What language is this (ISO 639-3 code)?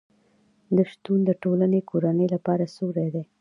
pus